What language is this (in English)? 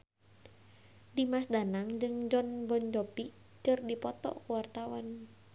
Sundanese